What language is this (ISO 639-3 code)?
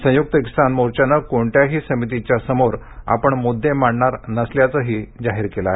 mar